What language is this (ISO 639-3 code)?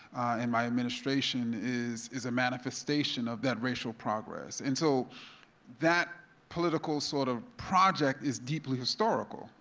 eng